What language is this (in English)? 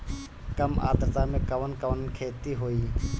Bhojpuri